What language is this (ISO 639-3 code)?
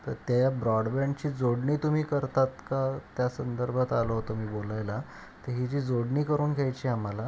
mar